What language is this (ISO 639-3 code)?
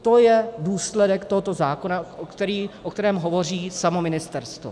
ces